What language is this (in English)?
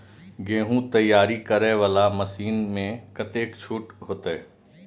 Maithili